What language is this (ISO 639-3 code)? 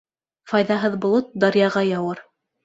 bak